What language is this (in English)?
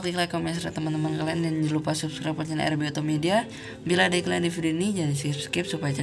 Indonesian